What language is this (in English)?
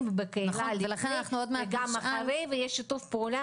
Hebrew